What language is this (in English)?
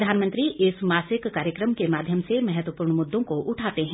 Hindi